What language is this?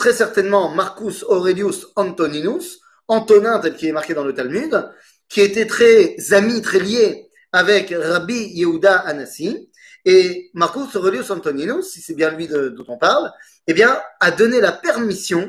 French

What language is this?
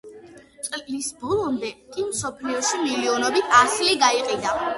Georgian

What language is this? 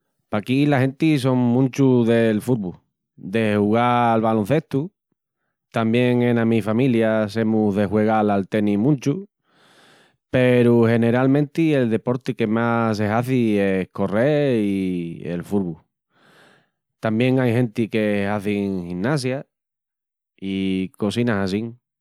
Extremaduran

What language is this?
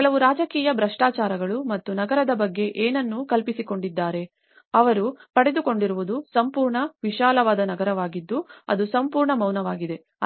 Kannada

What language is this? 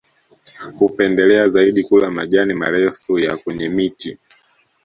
Swahili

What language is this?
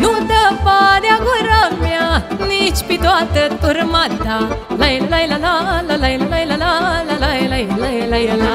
Romanian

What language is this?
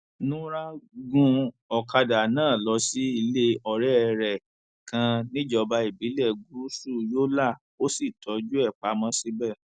Yoruba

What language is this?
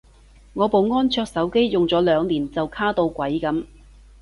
Cantonese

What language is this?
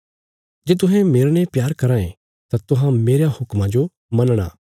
Bilaspuri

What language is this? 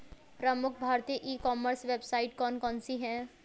Hindi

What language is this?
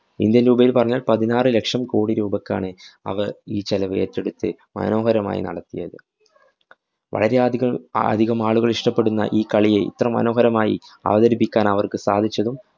Malayalam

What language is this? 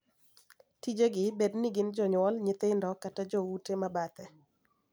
Luo (Kenya and Tanzania)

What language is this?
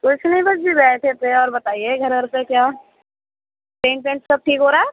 Urdu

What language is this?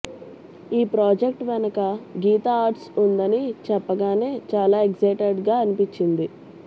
Telugu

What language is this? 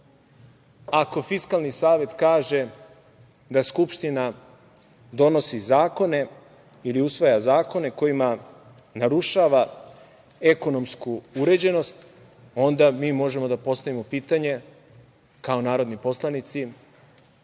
Serbian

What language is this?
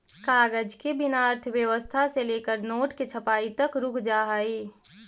Magahi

